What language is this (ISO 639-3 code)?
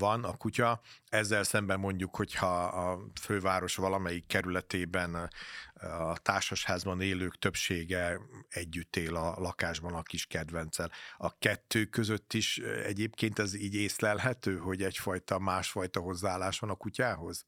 hun